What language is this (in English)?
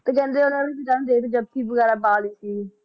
Punjabi